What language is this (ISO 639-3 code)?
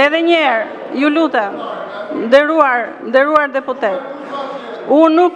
ron